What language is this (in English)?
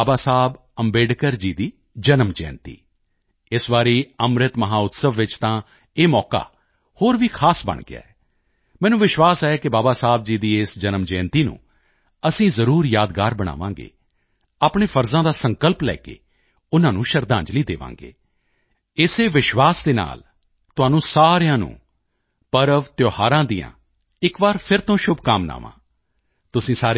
Punjabi